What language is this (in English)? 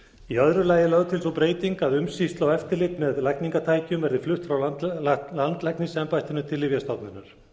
Icelandic